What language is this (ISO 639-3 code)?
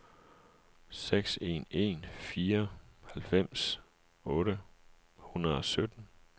dan